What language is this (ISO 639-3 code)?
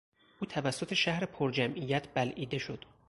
fas